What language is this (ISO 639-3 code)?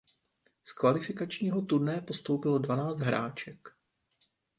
ces